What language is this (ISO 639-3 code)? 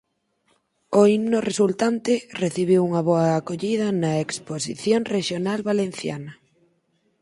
glg